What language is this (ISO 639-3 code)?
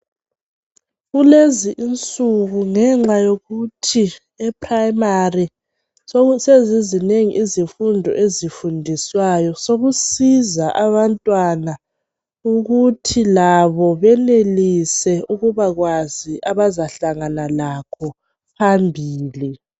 nde